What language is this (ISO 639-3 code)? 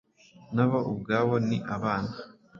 kin